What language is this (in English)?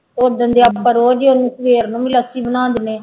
Punjabi